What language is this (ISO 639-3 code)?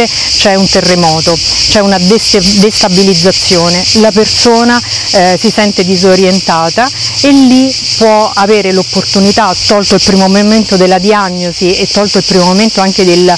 ita